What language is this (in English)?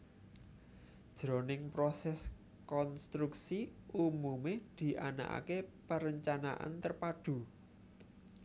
Javanese